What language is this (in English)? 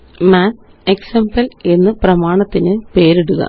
Malayalam